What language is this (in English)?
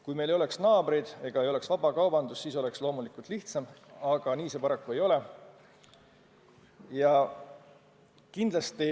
Estonian